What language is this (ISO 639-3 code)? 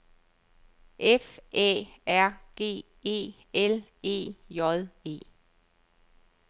dan